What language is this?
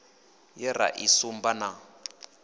Venda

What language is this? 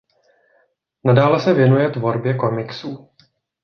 Czech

